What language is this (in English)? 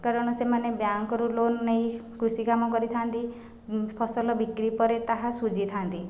Odia